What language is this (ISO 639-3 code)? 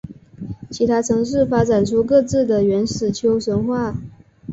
zho